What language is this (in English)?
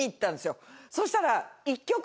Japanese